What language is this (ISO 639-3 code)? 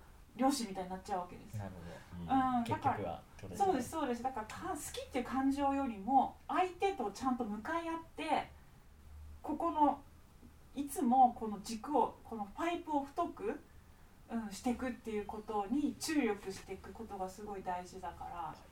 jpn